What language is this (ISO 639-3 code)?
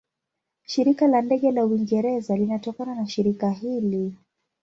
swa